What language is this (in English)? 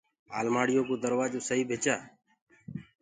Gurgula